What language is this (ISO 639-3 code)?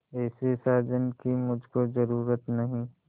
hin